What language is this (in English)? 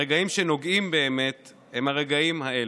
Hebrew